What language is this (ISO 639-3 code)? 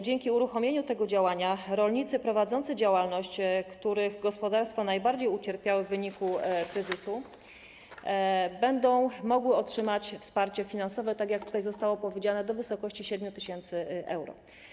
pol